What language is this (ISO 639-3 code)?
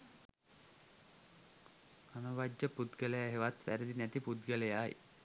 sin